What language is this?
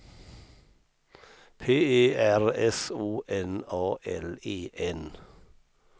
Swedish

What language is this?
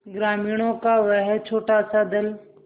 Hindi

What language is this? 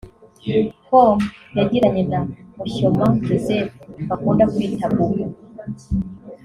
Kinyarwanda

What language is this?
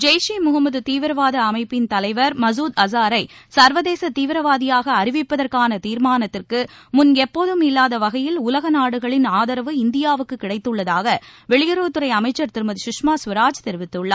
Tamil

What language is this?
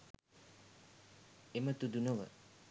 Sinhala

